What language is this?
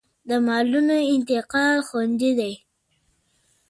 Pashto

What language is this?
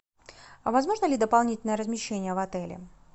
Russian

